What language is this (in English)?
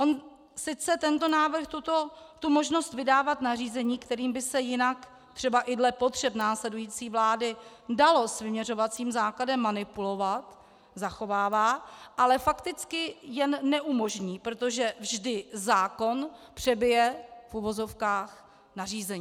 Czech